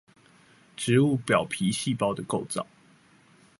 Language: Chinese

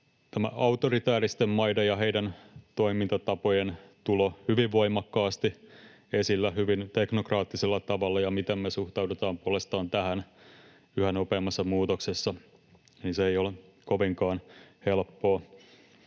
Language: Finnish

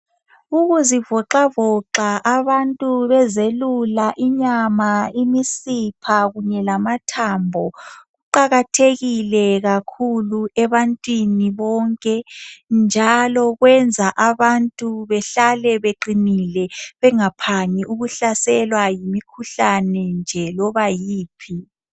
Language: North Ndebele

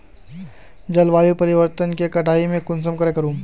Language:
Magahi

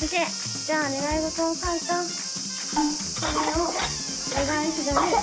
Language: Japanese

